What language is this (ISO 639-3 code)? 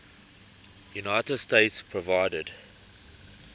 eng